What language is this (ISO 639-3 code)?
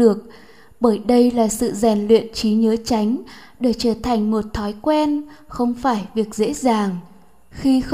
vie